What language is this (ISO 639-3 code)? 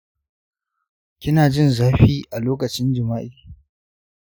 hau